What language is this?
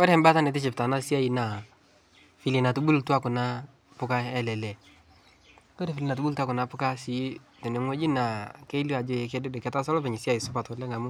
Masai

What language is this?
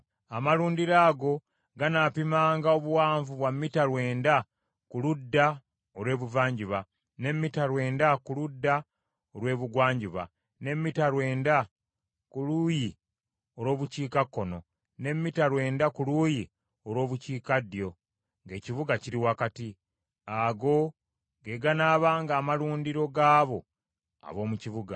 Ganda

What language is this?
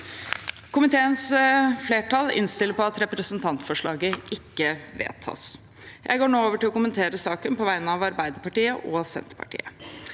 Norwegian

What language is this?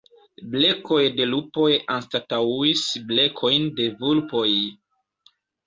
Esperanto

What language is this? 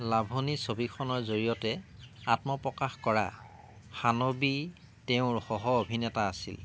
Assamese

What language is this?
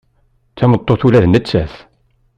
Kabyle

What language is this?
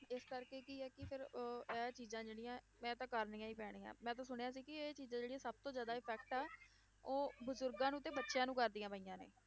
Punjabi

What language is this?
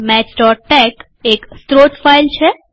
Gujarati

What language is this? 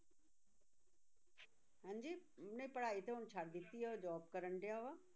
Punjabi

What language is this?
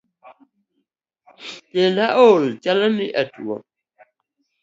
Luo (Kenya and Tanzania)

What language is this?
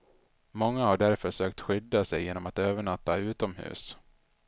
Swedish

